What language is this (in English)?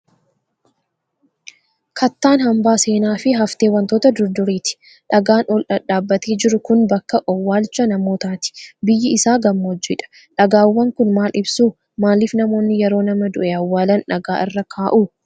Oromo